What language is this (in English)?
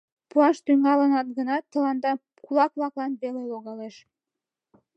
Mari